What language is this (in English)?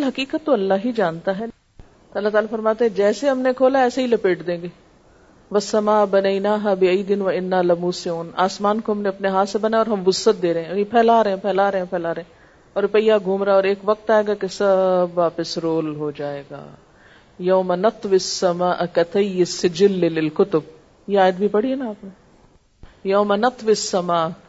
Urdu